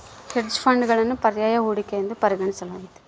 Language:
Kannada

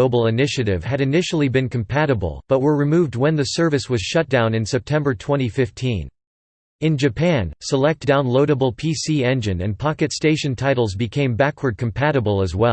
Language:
English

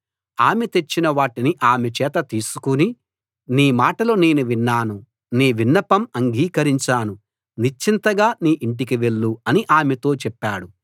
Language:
Telugu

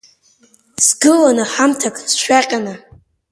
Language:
Abkhazian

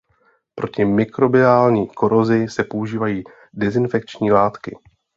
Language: Czech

